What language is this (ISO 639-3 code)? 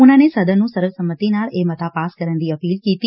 pan